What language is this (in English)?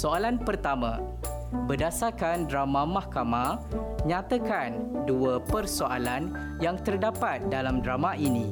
Malay